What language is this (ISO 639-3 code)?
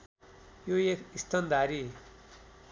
nep